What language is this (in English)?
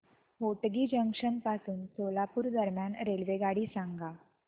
Marathi